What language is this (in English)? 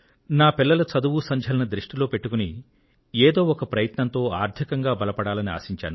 Telugu